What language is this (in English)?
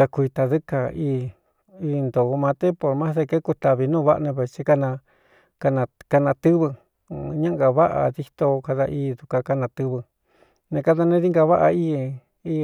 Cuyamecalco Mixtec